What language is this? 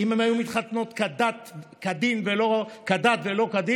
Hebrew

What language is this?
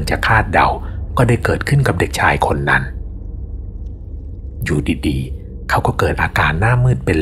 Thai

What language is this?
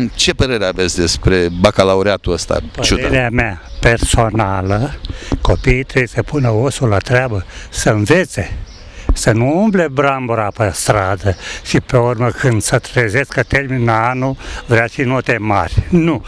Romanian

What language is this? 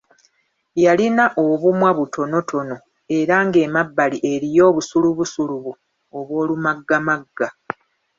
Ganda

